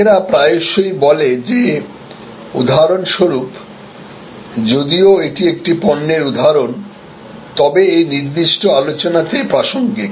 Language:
Bangla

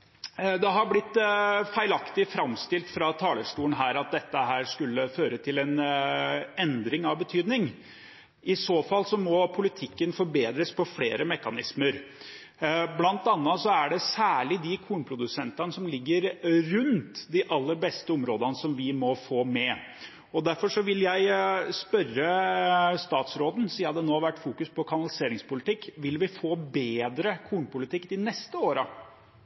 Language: Norwegian Bokmål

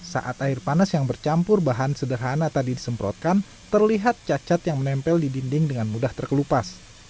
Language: Indonesian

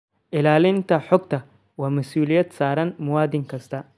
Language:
Somali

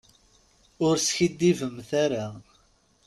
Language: Kabyle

